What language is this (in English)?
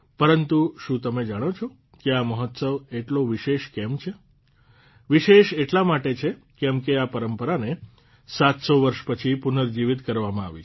Gujarati